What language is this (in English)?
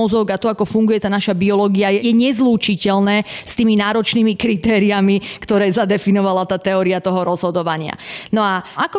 Slovak